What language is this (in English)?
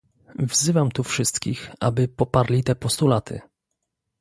Polish